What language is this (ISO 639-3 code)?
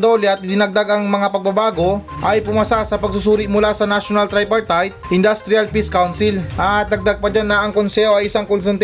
fil